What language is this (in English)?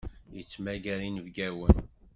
Kabyle